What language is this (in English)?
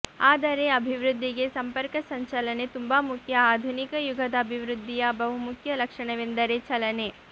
Kannada